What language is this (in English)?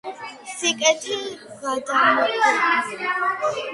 Georgian